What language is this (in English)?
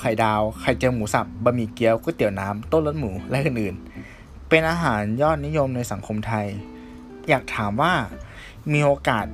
Thai